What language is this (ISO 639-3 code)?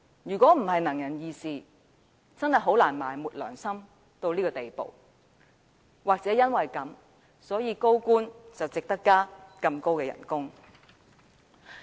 yue